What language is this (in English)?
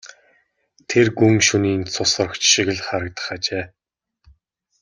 Mongolian